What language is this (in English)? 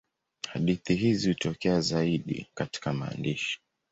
Swahili